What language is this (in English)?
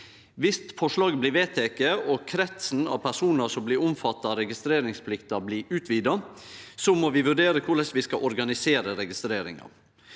Norwegian